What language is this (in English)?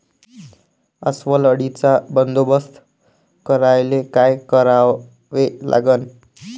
Marathi